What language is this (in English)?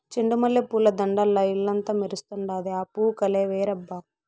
Telugu